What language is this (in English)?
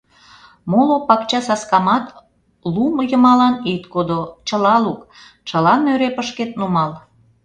Mari